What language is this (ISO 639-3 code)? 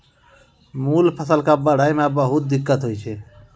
mai